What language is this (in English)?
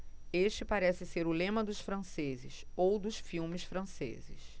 Portuguese